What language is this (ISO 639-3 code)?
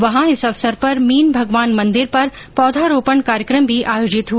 hin